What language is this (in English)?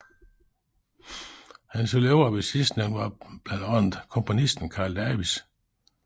Danish